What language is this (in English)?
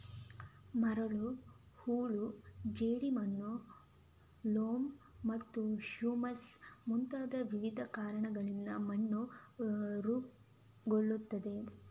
Kannada